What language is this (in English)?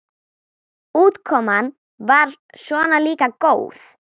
Icelandic